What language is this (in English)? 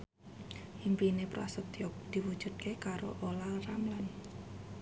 Javanese